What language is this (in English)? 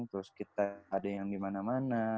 Indonesian